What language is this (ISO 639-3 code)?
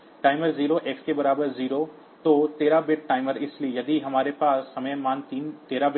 hin